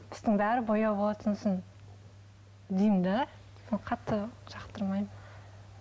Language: Kazakh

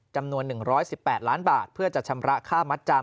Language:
Thai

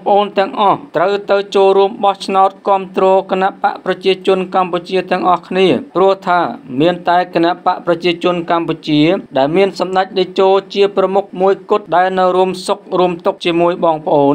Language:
Thai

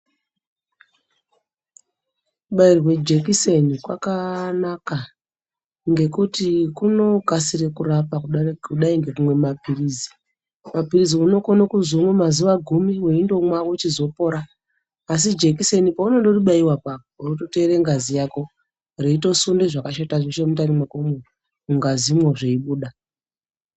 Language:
Ndau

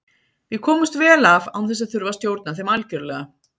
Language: Icelandic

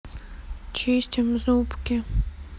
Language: Russian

